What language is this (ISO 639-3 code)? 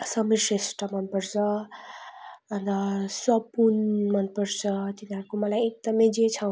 nep